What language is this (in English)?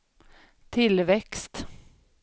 Swedish